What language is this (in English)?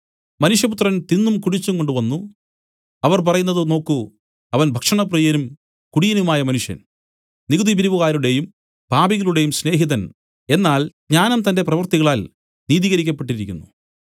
Malayalam